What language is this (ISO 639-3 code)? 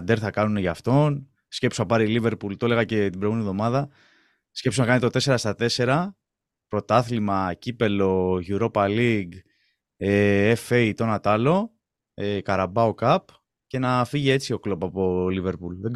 ell